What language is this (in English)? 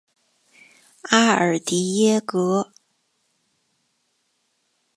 Chinese